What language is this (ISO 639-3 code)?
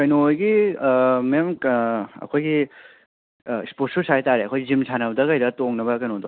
mni